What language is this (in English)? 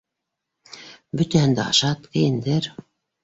Bashkir